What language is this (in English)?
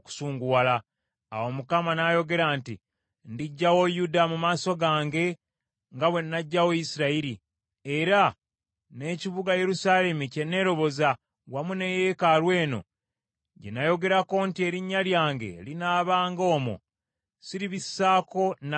Ganda